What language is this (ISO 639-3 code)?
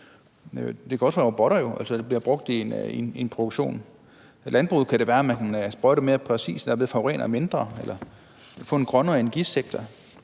dan